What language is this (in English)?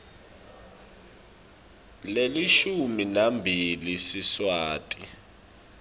Swati